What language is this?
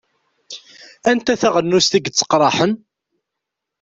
Kabyle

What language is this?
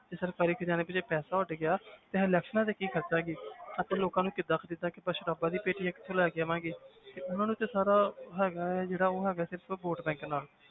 Punjabi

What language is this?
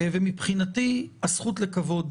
Hebrew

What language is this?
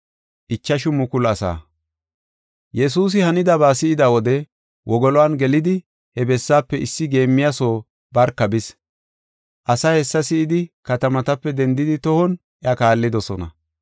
Gofa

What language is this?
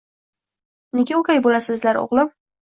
Uzbek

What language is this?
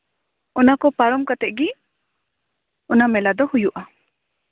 Santali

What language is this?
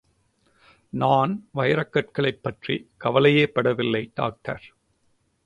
Tamil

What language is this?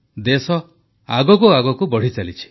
Odia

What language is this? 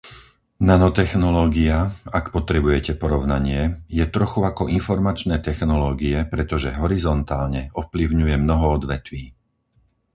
Slovak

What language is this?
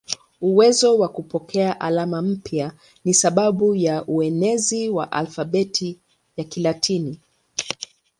Swahili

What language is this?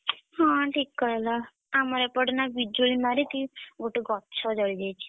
Odia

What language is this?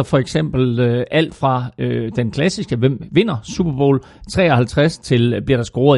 Danish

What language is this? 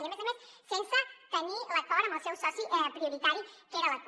Catalan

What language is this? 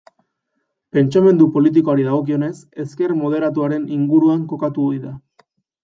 Basque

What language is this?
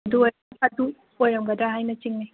Manipuri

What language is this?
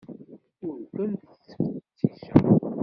Kabyle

